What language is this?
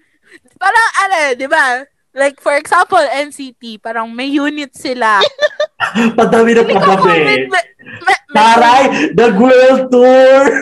Filipino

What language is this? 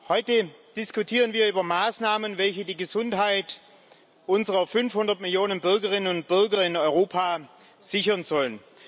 German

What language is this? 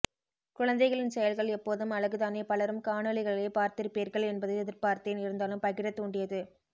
Tamil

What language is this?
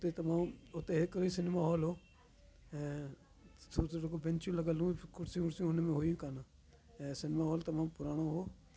Sindhi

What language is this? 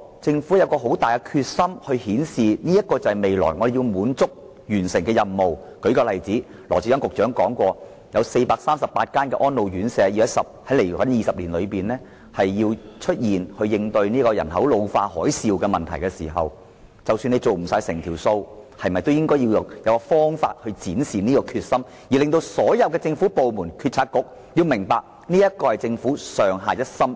Cantonese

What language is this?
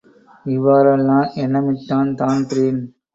Tamil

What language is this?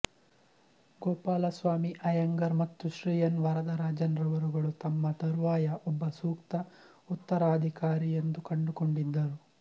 Kannada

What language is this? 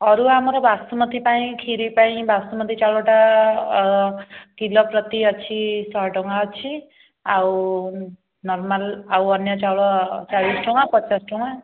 Odia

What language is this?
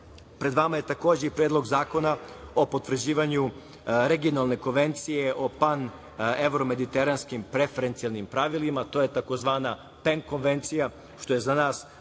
Serbian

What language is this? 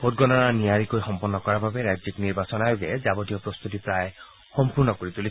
Assamese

